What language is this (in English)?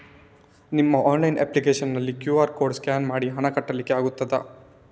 Kannada